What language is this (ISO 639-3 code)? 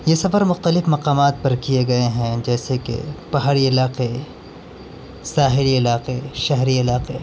urd